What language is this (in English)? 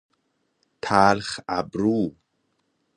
Persian